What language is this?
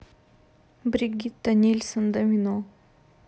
Russian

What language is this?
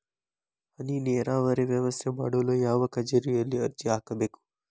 Kannada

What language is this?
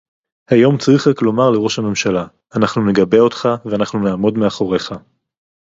Hebrew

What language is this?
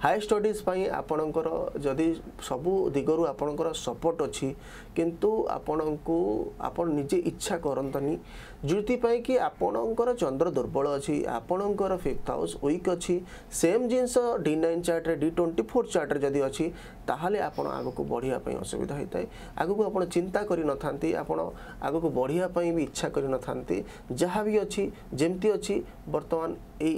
Japanese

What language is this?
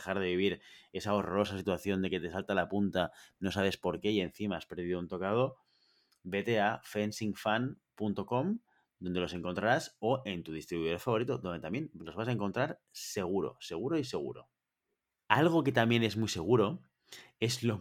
Spanish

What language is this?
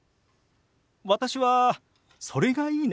Japanese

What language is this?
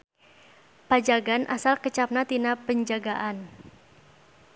Sundanese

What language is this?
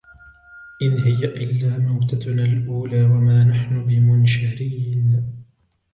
Arabic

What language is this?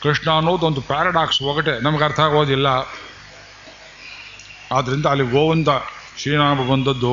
Kannada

